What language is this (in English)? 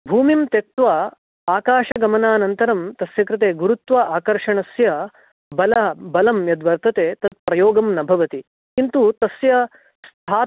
Sanskrit